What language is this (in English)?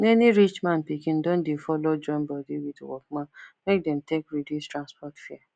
Nigerian Pidgin